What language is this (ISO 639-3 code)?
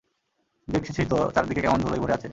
ben